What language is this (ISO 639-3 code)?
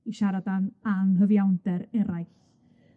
cym